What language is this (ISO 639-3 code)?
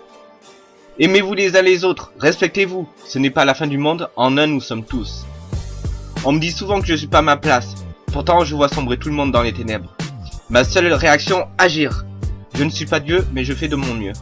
fra